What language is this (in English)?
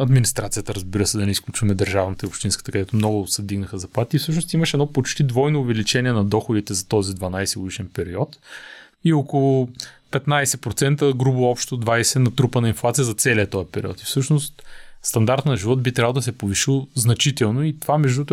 Bulgarian